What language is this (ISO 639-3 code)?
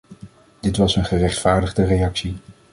nld